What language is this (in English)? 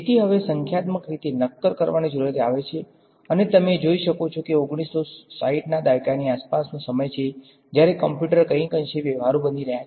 Gujarati